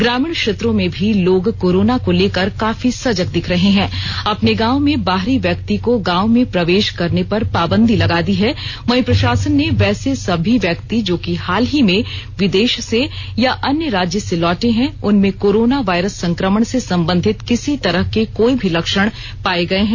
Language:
Hindi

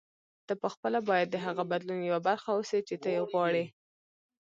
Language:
Pashto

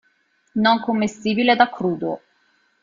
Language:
Italian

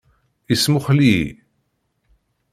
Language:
Kabyle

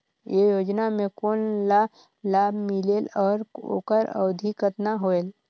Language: Chhattisgarhi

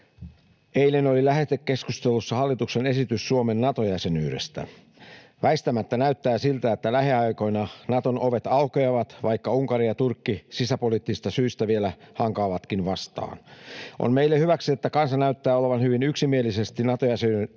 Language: Finnish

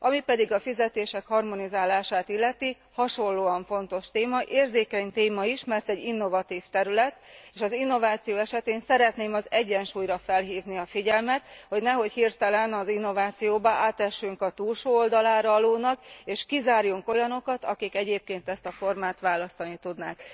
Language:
Hungarian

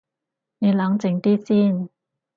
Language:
Cantonese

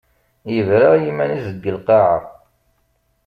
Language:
Kabyle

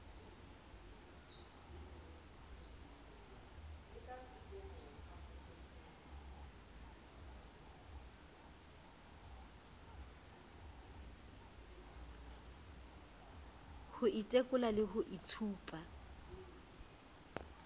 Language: Southern Sotho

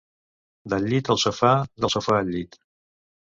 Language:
Catalan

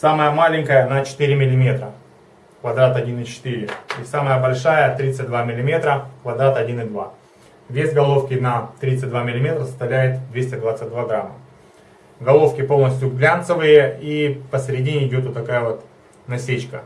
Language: Russian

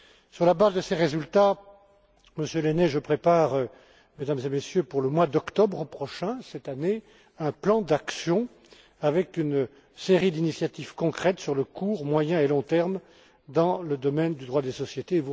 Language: French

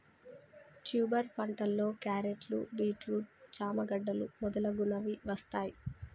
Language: Telugu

